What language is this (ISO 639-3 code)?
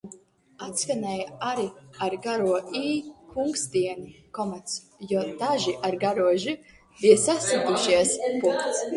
lav